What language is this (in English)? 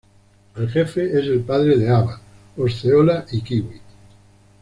Spanish